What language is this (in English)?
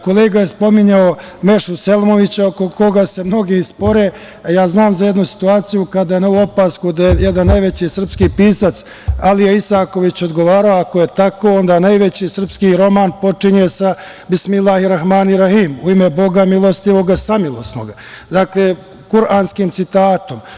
Serbian